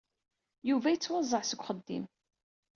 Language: Kabyle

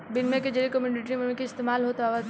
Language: Bhojpuri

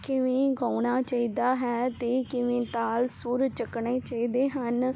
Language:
Punjabi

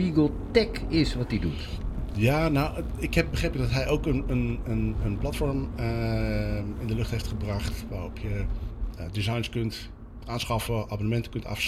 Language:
Dutch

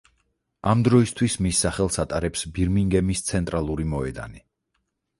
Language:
Georgian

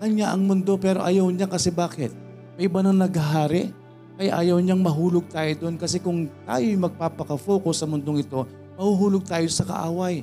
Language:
Filipino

